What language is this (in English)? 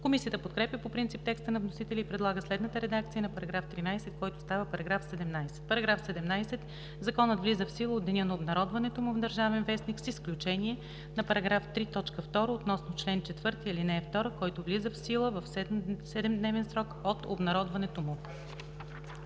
Bulgarian